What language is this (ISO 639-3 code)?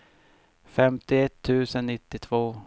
swe